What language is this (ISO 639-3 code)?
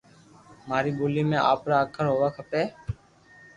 lrk